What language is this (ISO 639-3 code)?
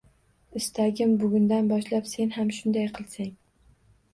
uzb